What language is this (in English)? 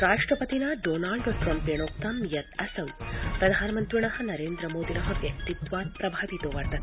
Sanskrit